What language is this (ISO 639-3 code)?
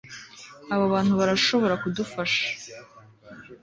kin